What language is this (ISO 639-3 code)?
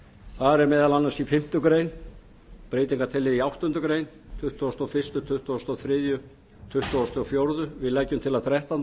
isl